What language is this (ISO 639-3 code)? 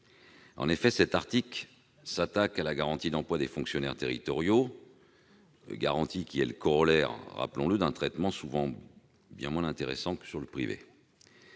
fra